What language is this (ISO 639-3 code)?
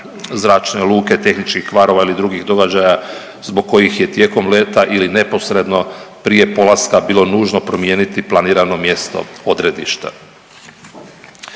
hrv